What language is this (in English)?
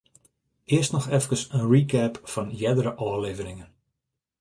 Western Frisian